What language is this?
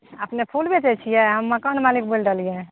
Maithili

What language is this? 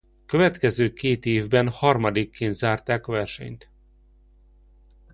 Hungarian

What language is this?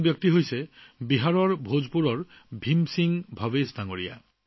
Assamese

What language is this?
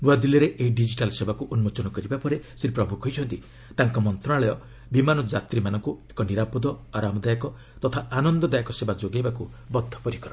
Odia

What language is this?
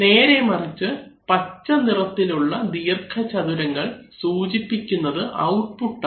Malayalam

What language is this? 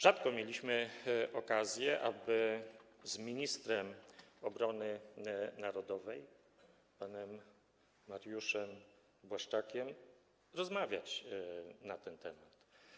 Polish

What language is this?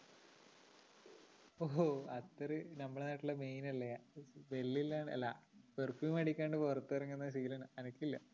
Malayalam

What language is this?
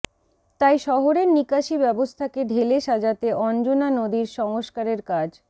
Bangla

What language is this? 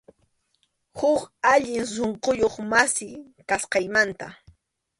Arequipa-La Unión Quechua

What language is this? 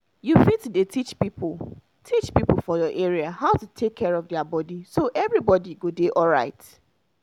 Nigerian Pidgin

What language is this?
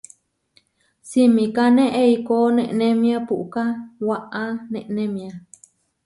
Huarijio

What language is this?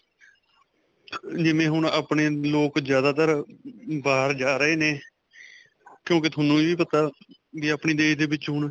Punjabi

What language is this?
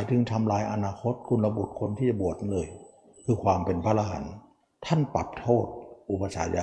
Thai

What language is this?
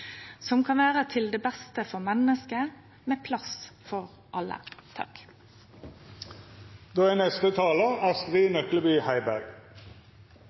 Norwegian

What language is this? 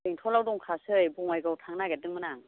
Bodo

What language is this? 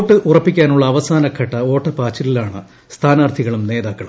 Malayalam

